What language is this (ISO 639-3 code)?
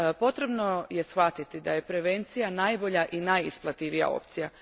hrv